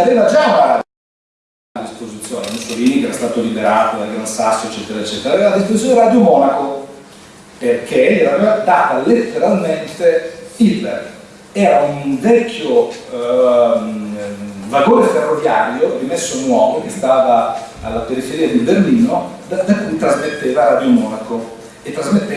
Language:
Italian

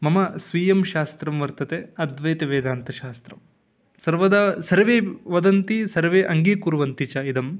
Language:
Sanskrit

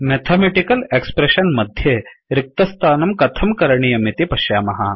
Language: Sanskrit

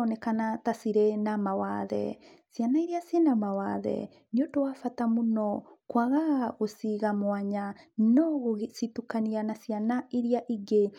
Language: Kikuyu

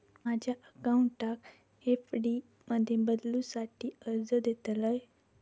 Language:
Marathi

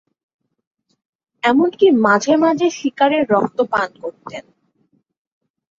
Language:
Bangla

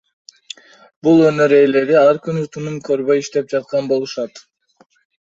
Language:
Kyrgyz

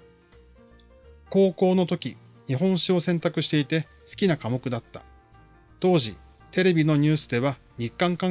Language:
Japanese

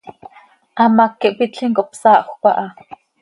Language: Seri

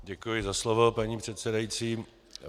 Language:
Czech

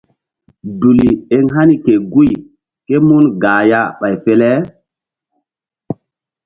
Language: Mbum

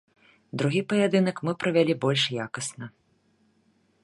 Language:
Belarusian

